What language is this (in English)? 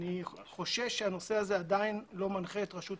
Hebrew